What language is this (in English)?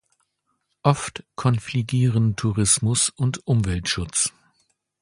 German